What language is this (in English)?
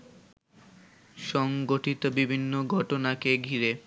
Bangla